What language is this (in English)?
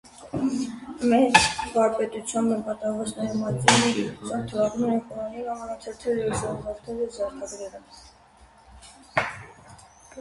Armenian